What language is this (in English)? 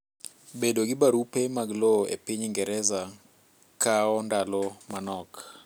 Luo (Kenya and Tanzania)